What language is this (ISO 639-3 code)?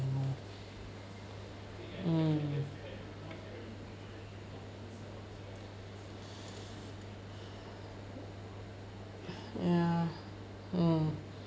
eng